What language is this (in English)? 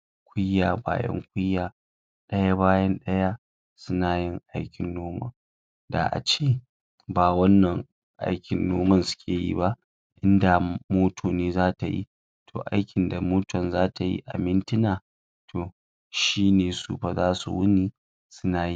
Hausa